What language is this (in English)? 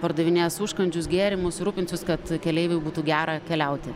Lithuanian